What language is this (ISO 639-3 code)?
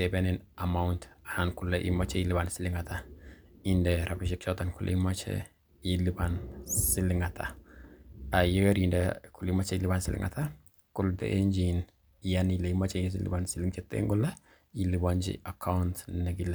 kln